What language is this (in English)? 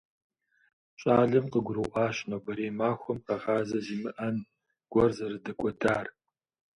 Kabardian